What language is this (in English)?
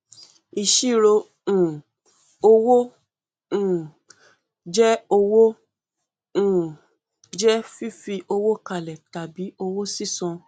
Yoruba